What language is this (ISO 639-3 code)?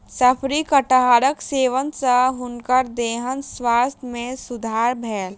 mai